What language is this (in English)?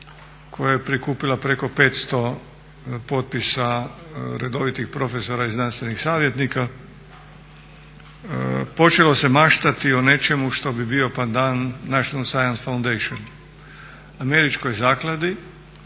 Croatian